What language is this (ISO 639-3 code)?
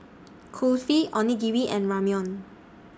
eng